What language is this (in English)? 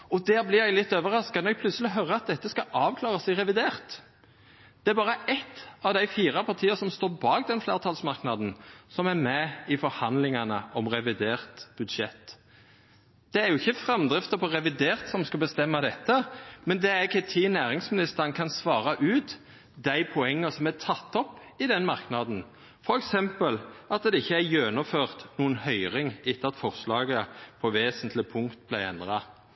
Norwegian Nynorsk